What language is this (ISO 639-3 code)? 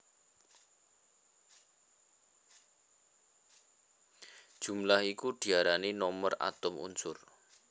jav